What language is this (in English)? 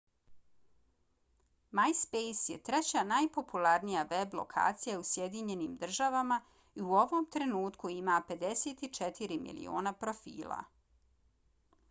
Bosnian